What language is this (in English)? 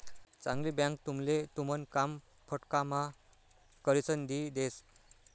Marathi